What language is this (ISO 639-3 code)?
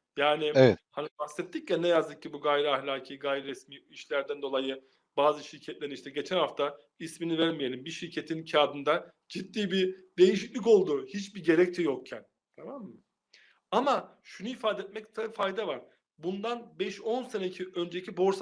tur